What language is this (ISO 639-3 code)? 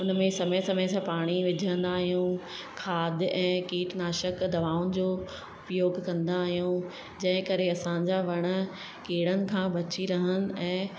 snd